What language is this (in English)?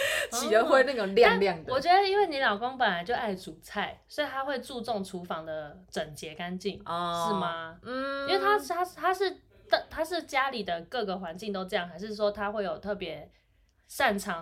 Chinese